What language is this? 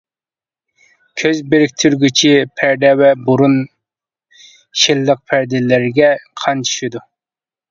Uyghur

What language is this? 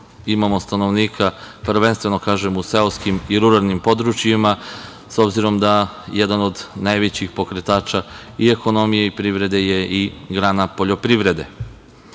Serbian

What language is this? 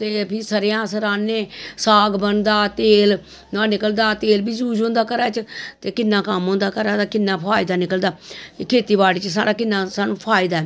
Dogri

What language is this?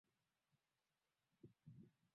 Swahili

